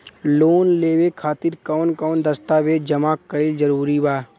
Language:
Bhojpuri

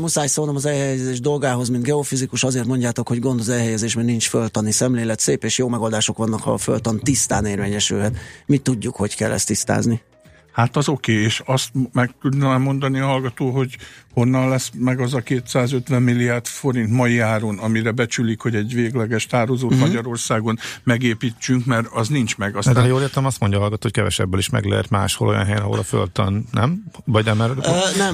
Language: Hungarian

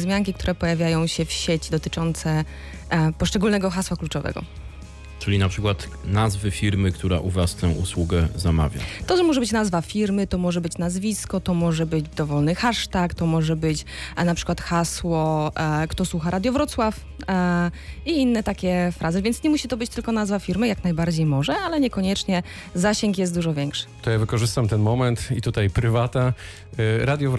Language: Polish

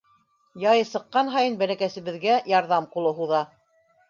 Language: Bashkir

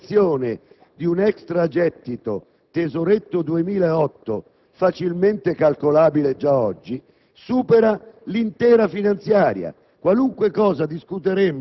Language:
Italian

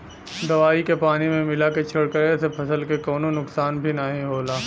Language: Bhojpuri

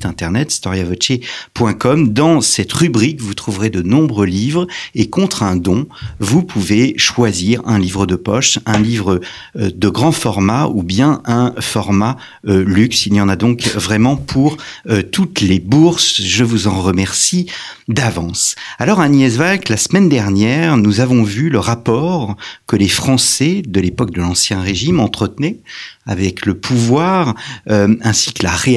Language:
French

